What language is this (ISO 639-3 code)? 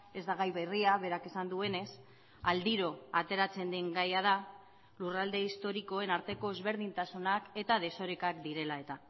eus